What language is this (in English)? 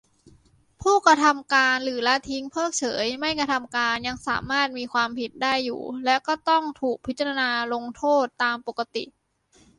Thai